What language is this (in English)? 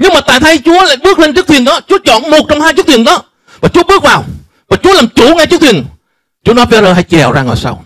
Vietnamese